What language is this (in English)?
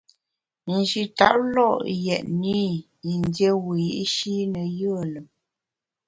Bamun